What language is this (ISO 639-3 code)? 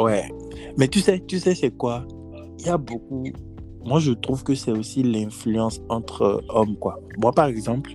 fra